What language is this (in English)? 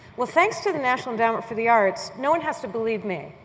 English